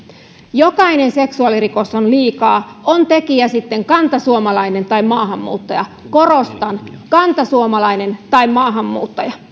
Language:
Finnish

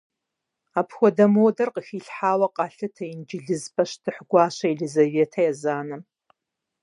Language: Kabardian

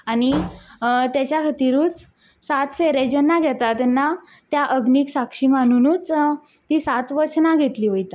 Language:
Konkani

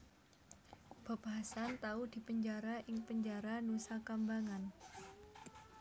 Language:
Javanese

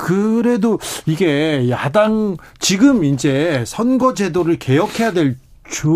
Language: Korean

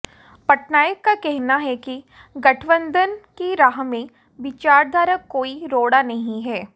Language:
Hindi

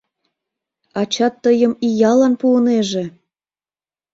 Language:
Mari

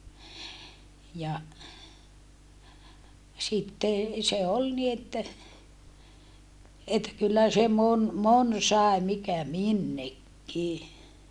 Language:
Finnish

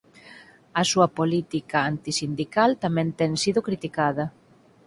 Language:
Galician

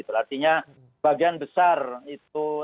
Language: Indonesian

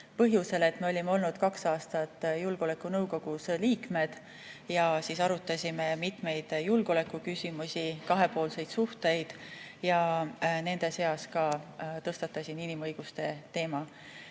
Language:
Estonian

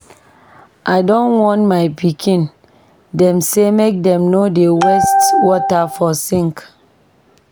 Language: Nigerian Pidgin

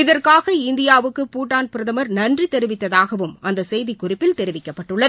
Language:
Tamil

